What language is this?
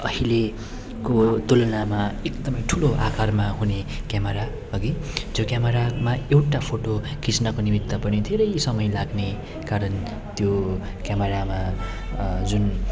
Nepali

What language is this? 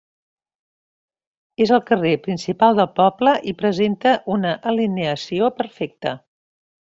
Catalan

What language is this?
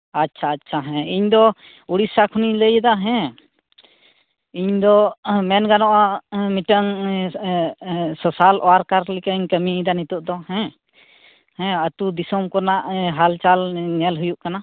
Santali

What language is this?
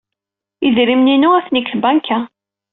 Kabyle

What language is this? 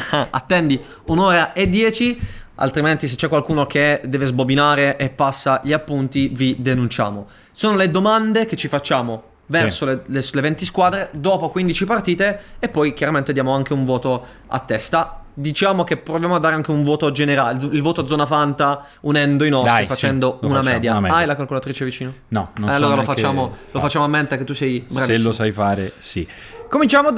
Italian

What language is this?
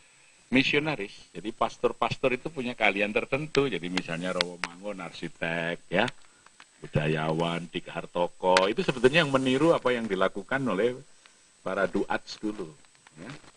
Indonesian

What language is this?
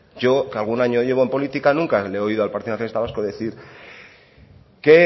Spanish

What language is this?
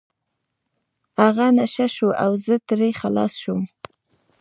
Pashto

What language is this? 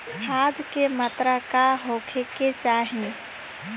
Bhojpuri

